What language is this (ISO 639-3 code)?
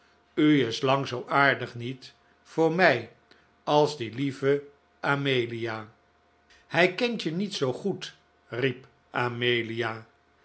nld